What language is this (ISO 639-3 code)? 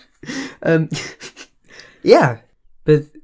cym